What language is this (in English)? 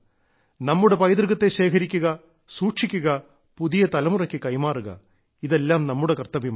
Malayalam